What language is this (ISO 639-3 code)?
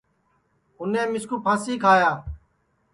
ssi